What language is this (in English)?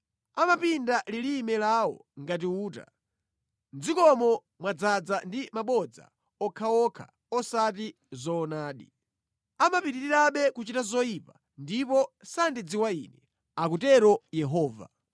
Nyanja